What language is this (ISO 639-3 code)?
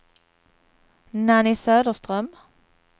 swe